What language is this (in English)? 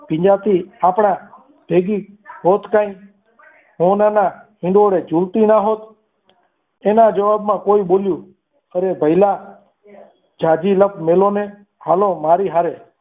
Gujarati